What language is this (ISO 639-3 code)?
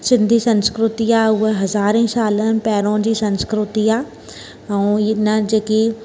snd